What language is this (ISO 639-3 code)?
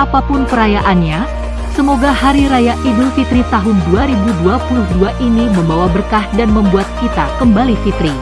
ind